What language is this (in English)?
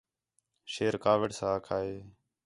Khetrani